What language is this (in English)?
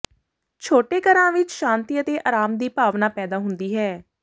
Punjabi